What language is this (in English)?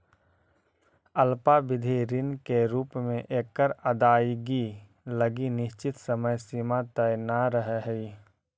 Magahi